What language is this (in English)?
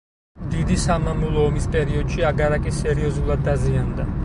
Georgian